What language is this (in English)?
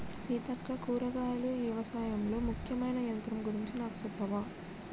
Telugu